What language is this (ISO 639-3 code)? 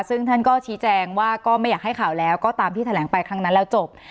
tha